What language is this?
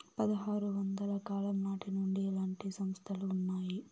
Telugu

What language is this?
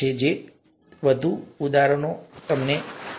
Gujarati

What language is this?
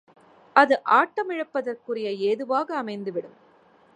Tamil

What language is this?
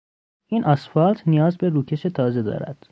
Persian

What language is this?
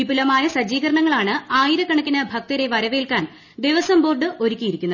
Malayalam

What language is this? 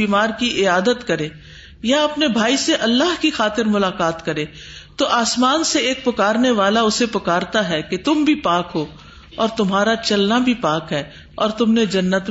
Urdu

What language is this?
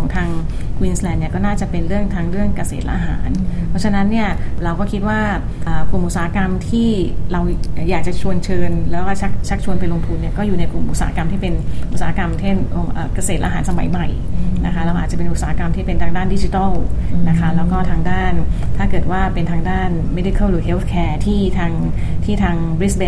Thai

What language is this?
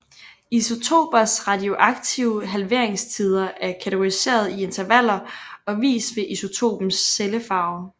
Danish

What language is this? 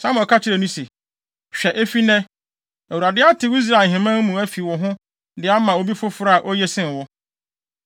Akan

